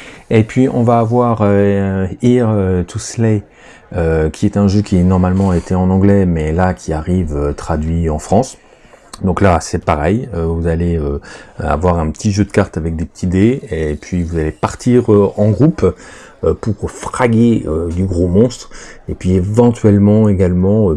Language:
French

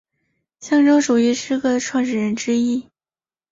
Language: Chinese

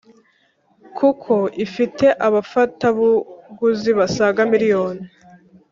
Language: Kinyarwanda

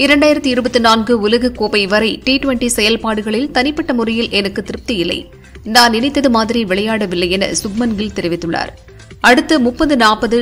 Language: Tamil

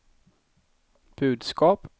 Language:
Swedish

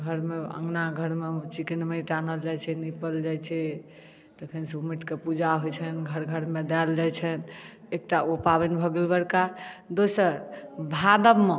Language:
Maithili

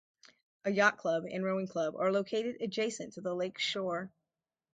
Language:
English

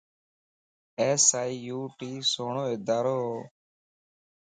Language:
Lasi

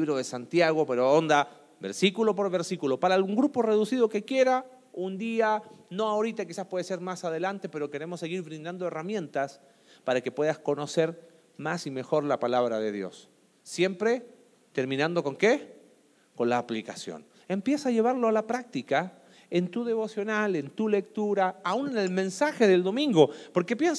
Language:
Spanish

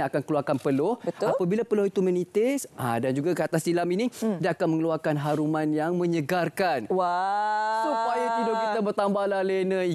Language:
Malay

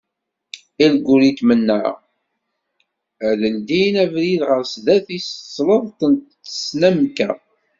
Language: Kabyle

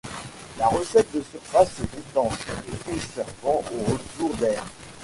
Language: French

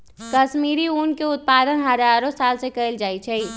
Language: Magahi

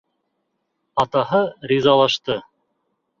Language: Bashkir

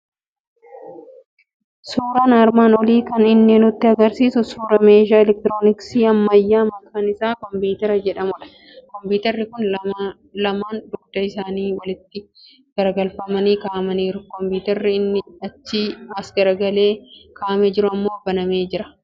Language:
Oromo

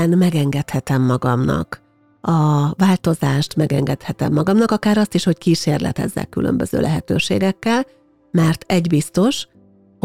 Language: Hungarian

